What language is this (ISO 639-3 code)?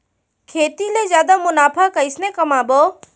hne